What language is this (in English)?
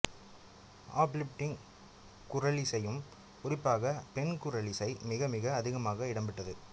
Tamil